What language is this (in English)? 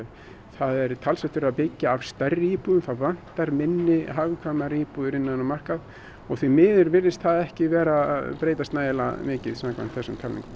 Icelandic